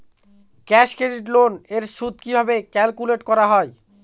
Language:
Bangla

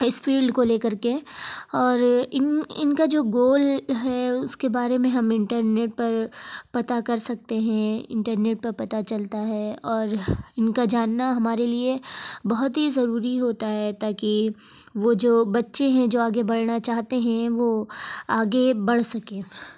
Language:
Urdu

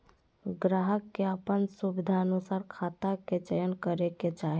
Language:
Magahi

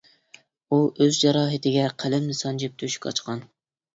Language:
Uyghur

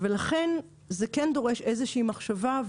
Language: Hebrew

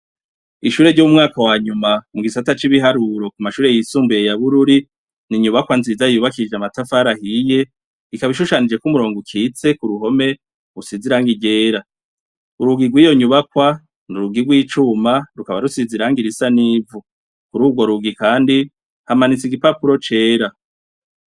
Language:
Rundi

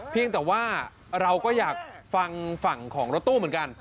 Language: Thai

